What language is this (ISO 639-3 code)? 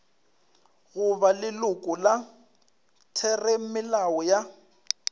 nso